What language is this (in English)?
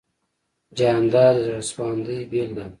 Pashto